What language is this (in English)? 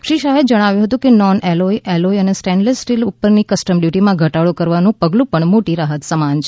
Gujarati